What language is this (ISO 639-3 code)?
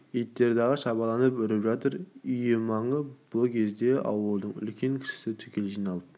kaz